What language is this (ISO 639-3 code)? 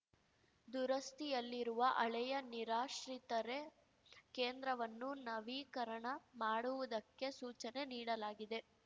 kan